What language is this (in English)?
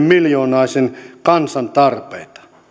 Finnish